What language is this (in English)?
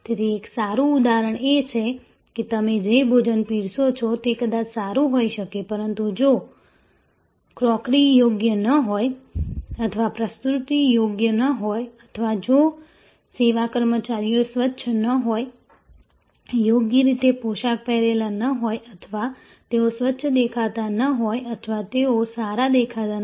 Gujarati